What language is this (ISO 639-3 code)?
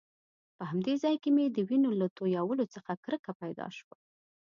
pus